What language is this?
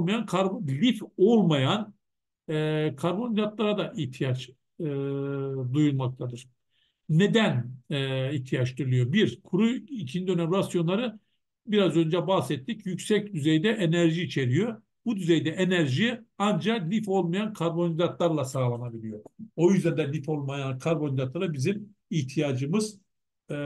Turkish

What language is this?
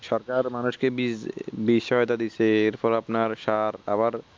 Bangla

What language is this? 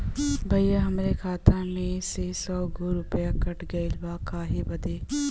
Bhojpuri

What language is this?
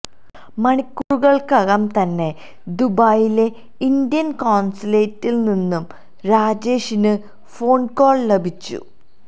Malayalam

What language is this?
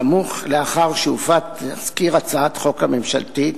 Hebrew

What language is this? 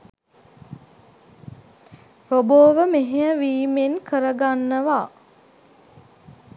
Sinhala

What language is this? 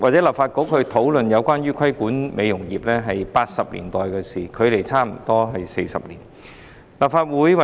Cantonese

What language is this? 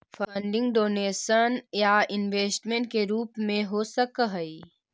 Magahi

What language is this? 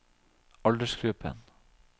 Norwegian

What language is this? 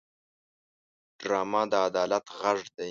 Pashto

